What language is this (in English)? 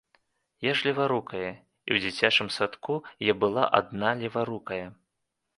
Belarusian